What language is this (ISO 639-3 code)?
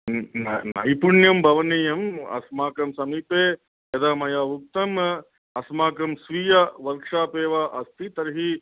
san